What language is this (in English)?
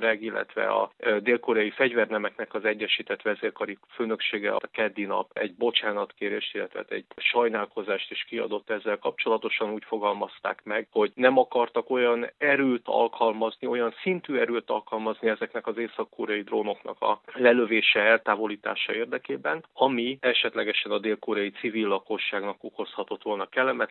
Hungarian